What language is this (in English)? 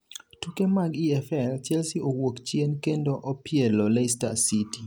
Luo (Kenya and Tanzania)